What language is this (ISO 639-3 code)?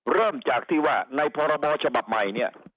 tha